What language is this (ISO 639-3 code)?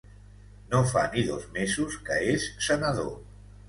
cat